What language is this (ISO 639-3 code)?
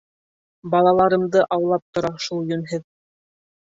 bak